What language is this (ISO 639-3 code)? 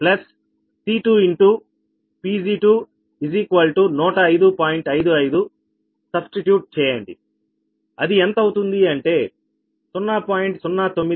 tel